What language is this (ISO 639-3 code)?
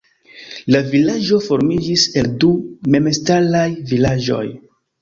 epo